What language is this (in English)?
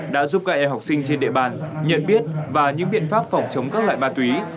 Vietnamese